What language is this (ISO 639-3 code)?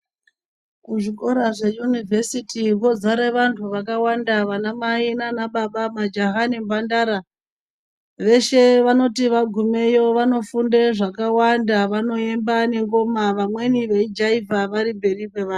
ndc